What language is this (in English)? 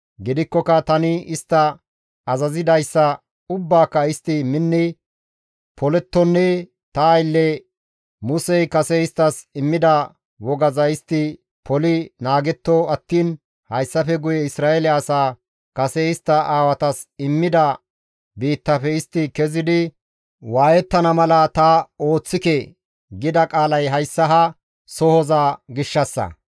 Gamo